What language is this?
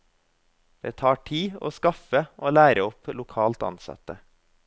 Norwegian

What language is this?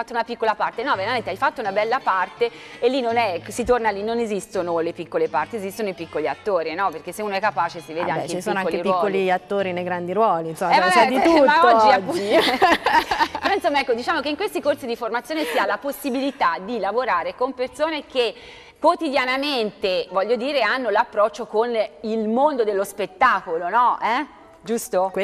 Italian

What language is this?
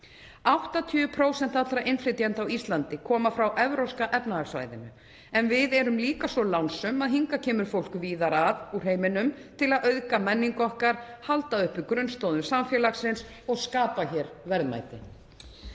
Icelandic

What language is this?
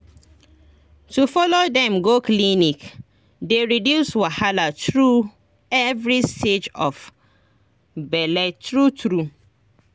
Nigerian Pidgin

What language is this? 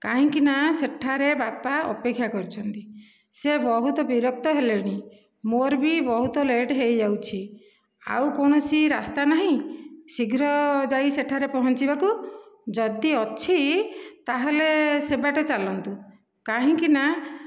Odia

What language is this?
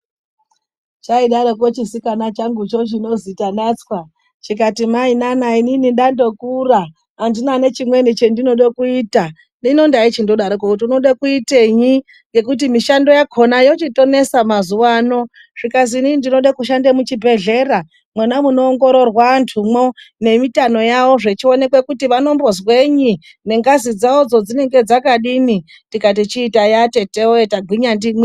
Ndau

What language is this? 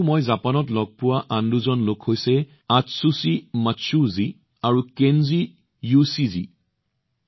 Assamese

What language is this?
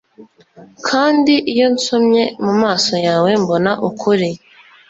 Kinyarwanda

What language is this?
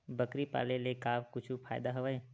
Chhattisgarhi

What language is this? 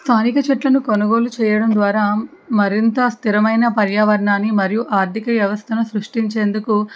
Telugu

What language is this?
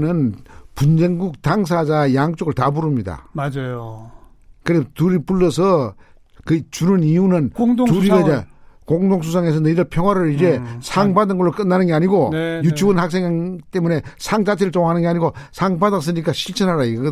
Korean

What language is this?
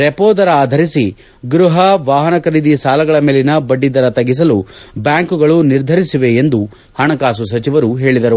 Kannada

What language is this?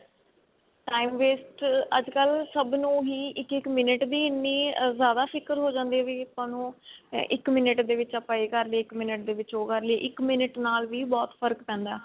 Punjabi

